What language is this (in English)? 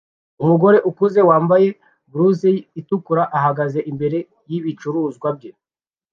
Kinyarwanda